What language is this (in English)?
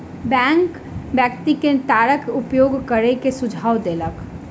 Maithili